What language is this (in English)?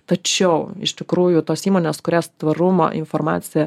Lithuanian